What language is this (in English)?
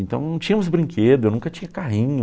Portuguese